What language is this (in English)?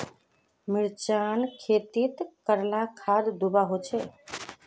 Magahi